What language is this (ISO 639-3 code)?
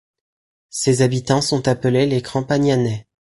fra